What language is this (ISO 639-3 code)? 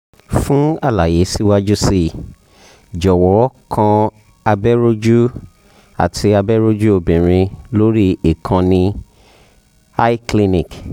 yor